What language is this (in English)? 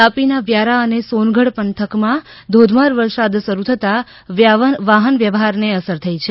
Gujarati